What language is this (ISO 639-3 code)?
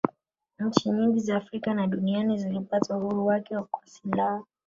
swa